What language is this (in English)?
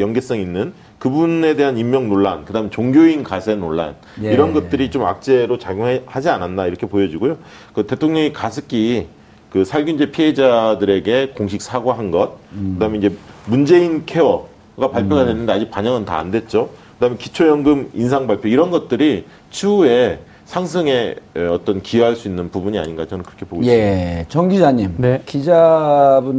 Korean